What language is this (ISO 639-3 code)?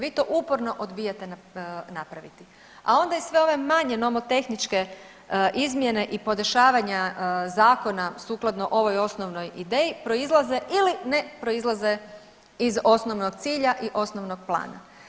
hrv